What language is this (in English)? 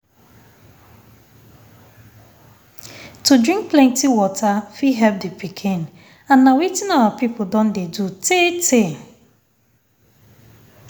Nigerian Pidgin